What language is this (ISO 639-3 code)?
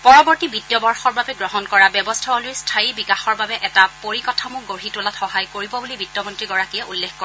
asm